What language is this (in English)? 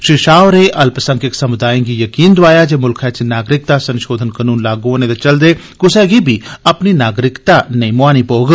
Dogri